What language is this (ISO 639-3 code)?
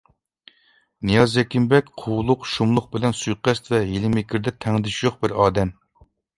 uig